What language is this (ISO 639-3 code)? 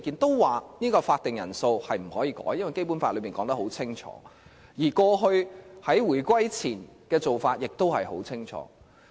yue